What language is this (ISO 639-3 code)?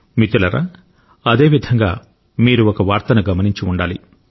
tel